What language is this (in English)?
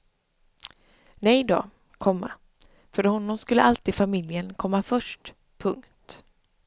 Swedish